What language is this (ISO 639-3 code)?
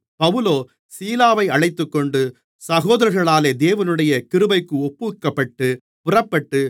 tam